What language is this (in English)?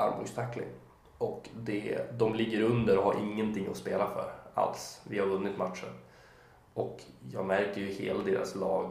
Swedish